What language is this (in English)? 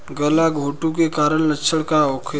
Bhojpuri